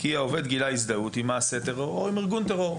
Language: Hebrew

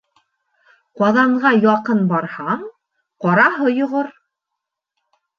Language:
Bashkir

